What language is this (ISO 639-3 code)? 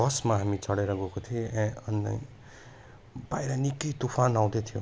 nep